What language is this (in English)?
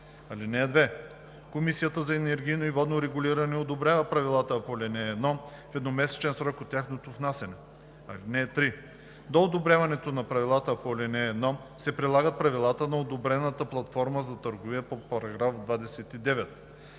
Bulgarian